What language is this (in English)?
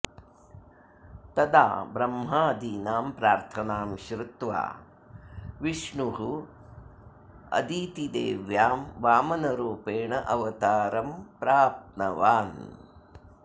Sanskrit